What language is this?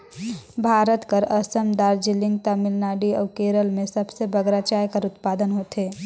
Chhattisgarhi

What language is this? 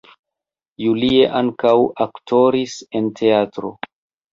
Esperanto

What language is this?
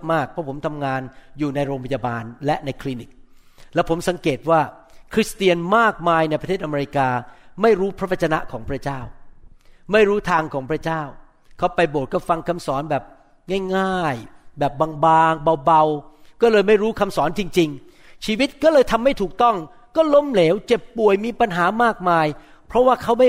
Thai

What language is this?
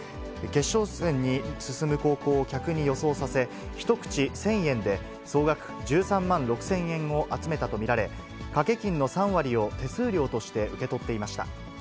Japanese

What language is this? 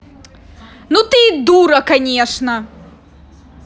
Russian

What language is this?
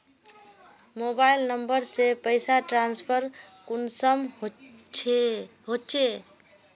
Magahi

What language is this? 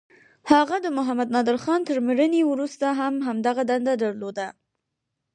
Pashto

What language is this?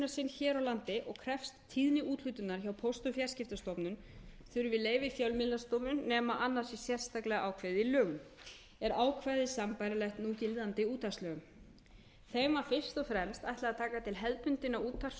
Icelandic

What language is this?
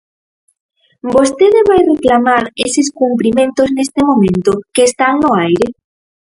Galician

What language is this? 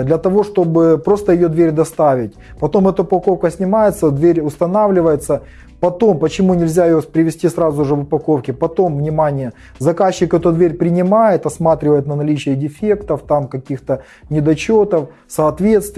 Russian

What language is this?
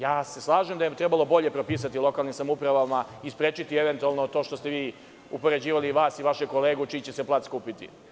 Serbian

